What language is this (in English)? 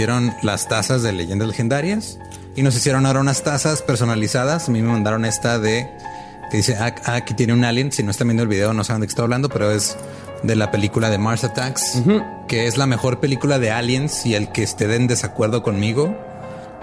Spanish